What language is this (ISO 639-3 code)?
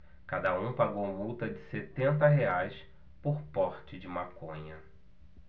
por